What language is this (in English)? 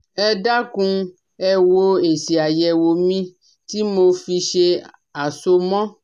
Yoruba